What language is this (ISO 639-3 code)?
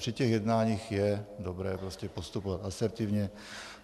ces